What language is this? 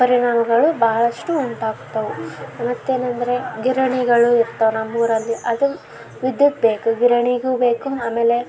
Kannada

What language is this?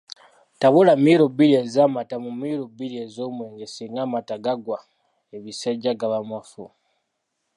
Ganda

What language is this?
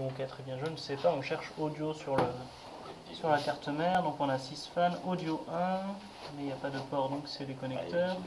French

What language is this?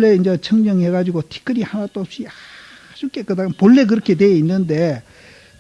Korean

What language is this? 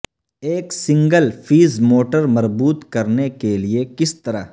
Urdu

